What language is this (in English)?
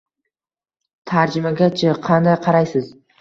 Uzbek